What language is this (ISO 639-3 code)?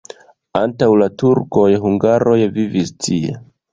epo